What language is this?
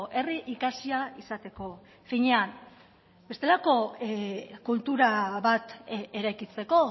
Basque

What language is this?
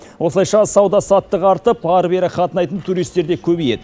Kazakh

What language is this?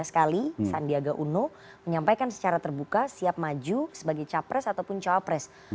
Indonesian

